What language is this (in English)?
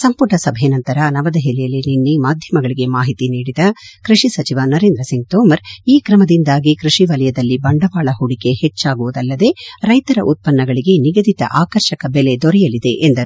Kannada